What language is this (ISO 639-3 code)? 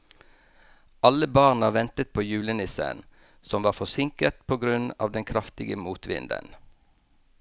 nor